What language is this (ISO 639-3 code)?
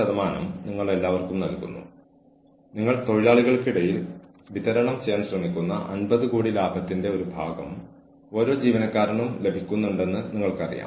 mal